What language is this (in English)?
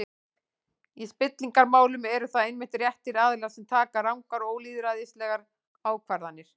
Icelandic